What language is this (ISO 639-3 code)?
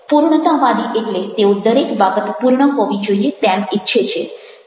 guj